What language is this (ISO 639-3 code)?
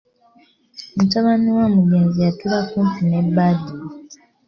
lug